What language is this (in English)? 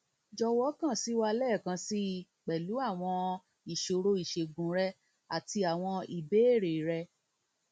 Yoruba